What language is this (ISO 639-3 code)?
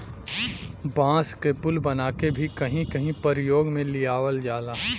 bho